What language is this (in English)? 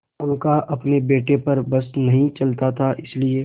Hindi